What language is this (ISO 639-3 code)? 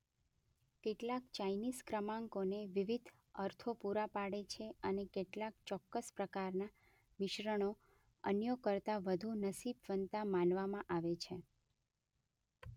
guj